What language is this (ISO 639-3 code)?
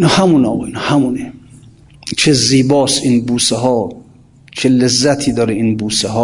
fas